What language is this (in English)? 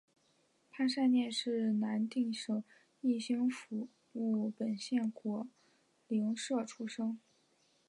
Chinese